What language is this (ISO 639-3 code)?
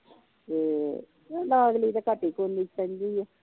pan